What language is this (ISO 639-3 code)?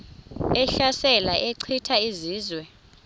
xho